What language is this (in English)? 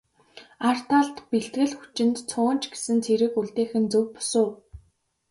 Mongolian